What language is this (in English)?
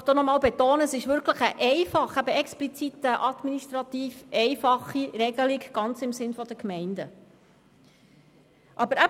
Swiss German